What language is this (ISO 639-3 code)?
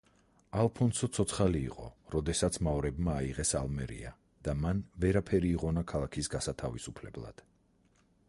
kat